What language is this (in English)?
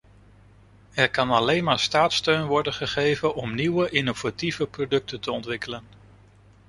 Dutch